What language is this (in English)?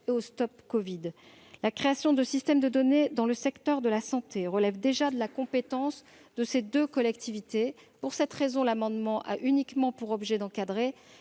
French